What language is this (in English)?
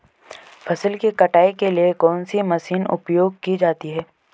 Hindi